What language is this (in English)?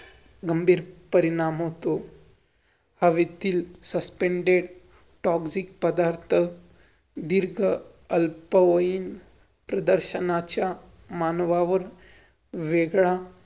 Marathi